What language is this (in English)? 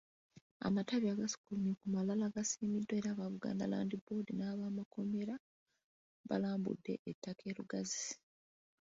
Ganda